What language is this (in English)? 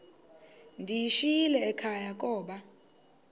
Xhosa